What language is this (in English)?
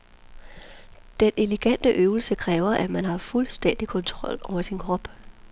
Danish